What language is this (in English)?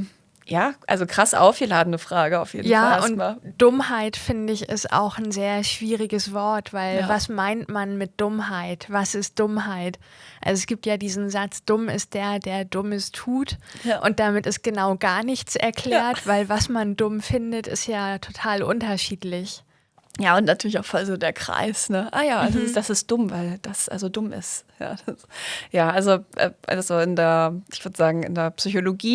German